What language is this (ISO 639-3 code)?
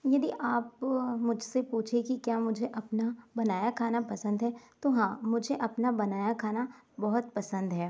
hin